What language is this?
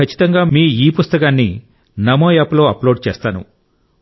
Telugu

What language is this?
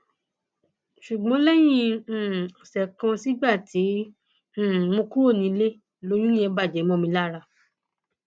Yoruba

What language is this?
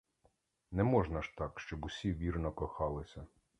Ukrainian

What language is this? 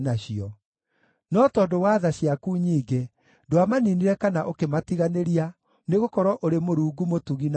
Kikuyu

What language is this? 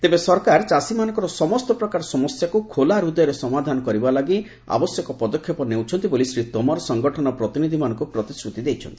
Odia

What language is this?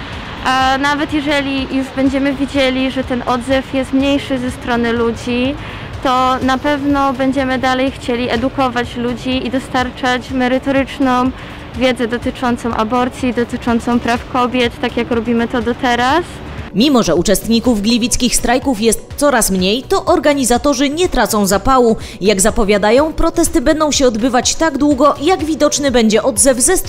Polish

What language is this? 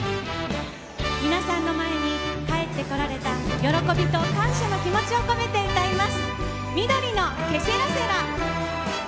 Japanese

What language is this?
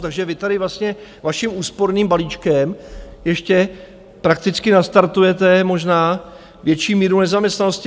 Czech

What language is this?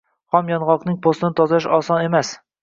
Uzbek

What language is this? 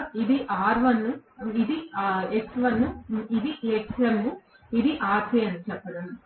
Telugu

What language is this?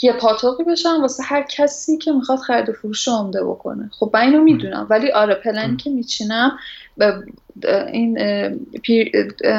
Persian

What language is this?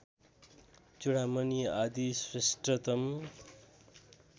Nepali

